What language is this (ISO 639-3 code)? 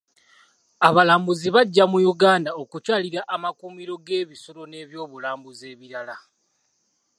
lug